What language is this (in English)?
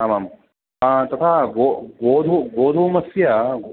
Sanskrit